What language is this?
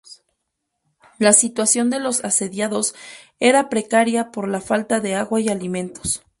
Spanish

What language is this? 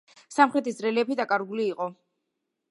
Georgian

